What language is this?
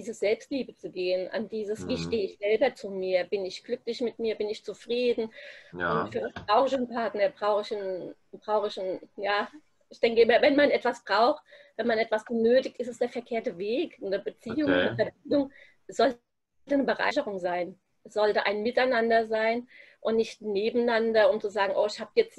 German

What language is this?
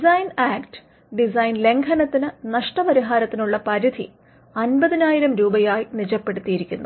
Malayalam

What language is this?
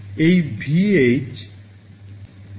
Bangla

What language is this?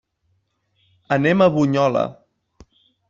Catalan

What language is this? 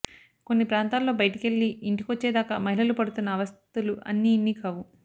Telugu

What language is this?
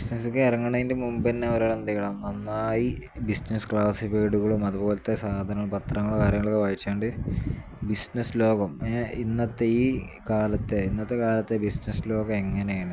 Malayalam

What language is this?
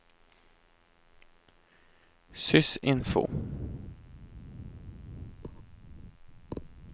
Norwegian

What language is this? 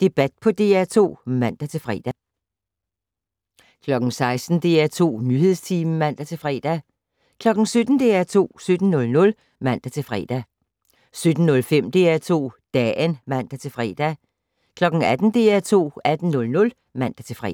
Danish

